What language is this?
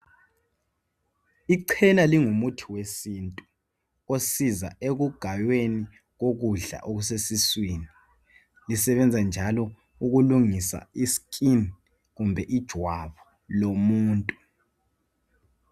North Ndebele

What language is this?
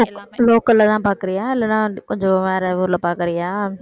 Tamil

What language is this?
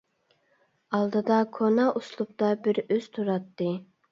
Uyghur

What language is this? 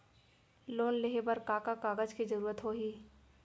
Chhattisgarhi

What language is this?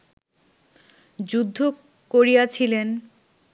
Bangla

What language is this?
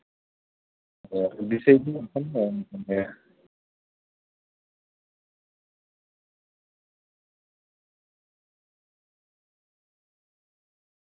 Santali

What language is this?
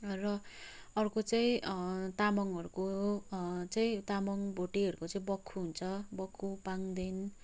Nepali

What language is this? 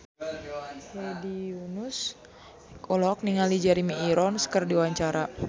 Sundanese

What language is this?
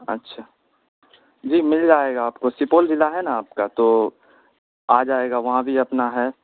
Urdu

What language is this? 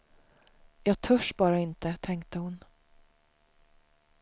Swedish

